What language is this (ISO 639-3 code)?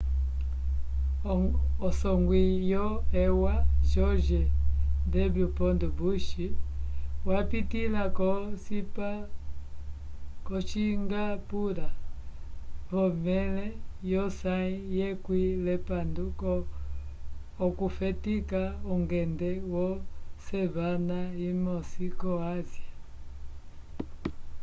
umb